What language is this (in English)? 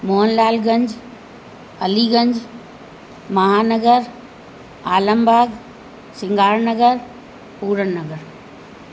Sindhi